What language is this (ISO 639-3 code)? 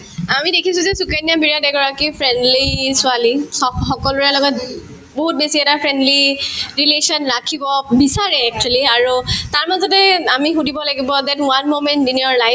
asm